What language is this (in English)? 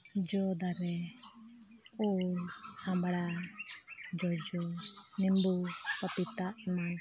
Santali